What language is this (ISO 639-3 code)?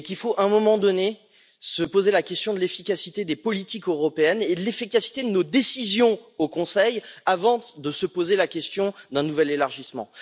fra